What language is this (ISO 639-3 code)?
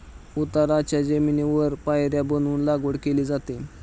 mar